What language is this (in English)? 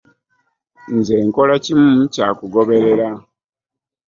Ganda